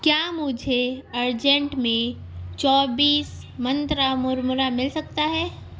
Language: Urdu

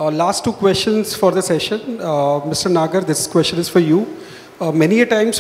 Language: English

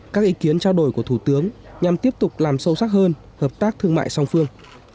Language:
Vietnamese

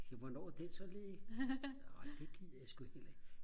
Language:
Danish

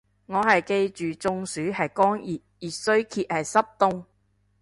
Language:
Cantonese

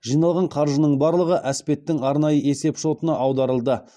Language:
Kazakh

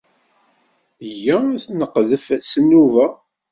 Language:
Kabyle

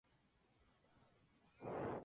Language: Spanish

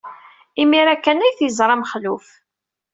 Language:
Kabyle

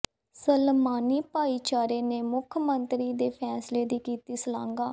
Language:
Punjabi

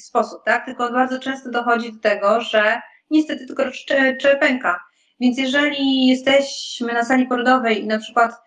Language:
Polish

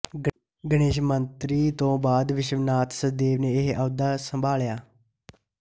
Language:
Punjabi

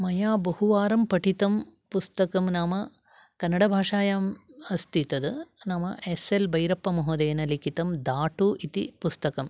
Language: Sanskrit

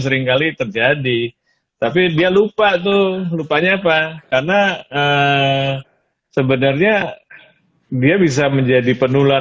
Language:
Indonesian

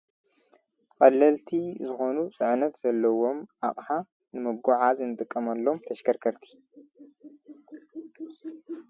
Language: Tigrinya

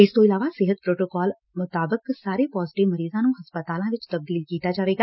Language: Punjabi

